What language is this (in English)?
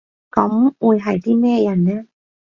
Cantonese